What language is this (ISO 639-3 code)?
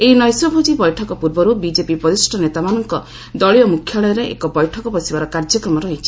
ori